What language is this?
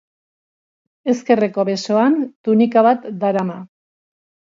Basque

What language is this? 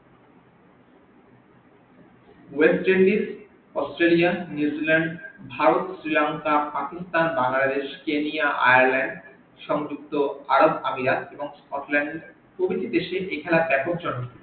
Bangla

